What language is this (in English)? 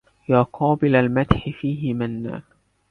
Arabic